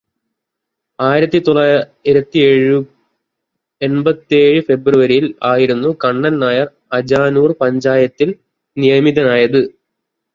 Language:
Malayalam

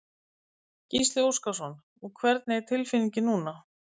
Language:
Icelandic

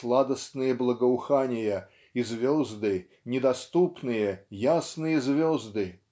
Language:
Russian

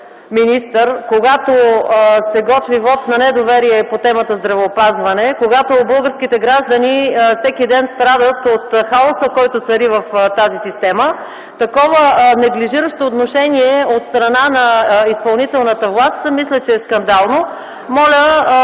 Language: Bulgarian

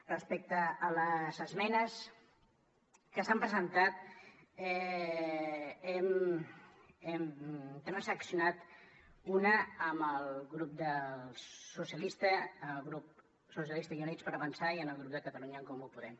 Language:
Catalan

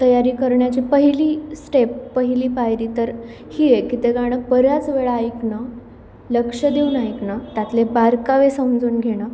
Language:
Marathi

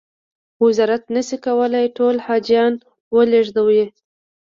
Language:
Pashto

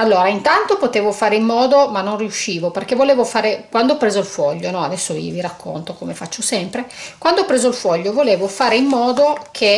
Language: Italian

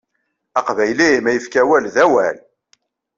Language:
Kabyle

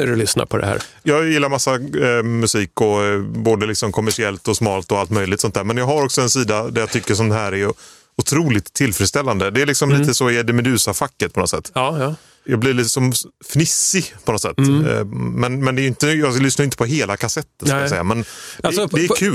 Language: Swedish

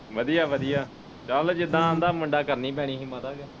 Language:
Punjabi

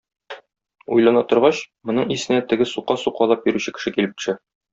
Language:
Tatar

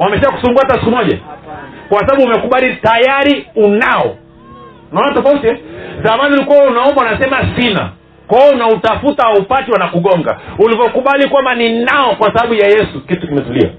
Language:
Swahili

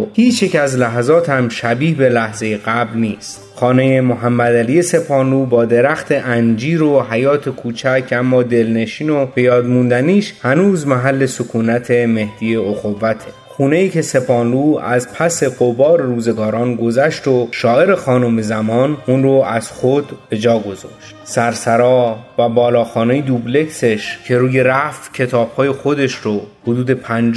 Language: Persian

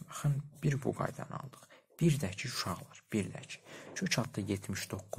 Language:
Turkish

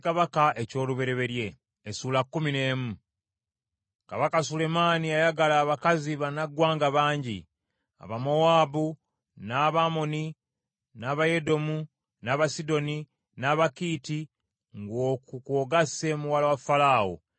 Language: Ganda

